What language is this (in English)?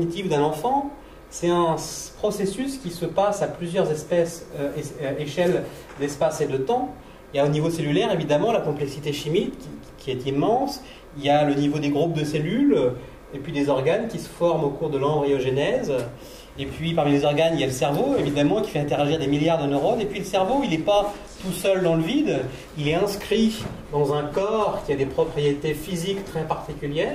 French